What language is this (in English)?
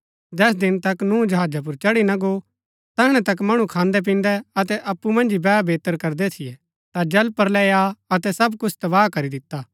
Gaddi